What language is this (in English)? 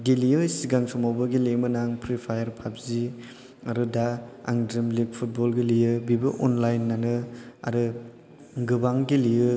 Bodo